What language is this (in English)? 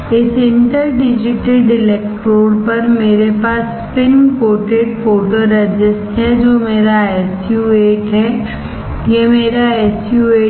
Hindi